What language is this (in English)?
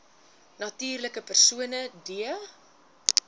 Afrikaans